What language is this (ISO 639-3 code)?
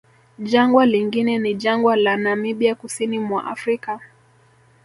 swa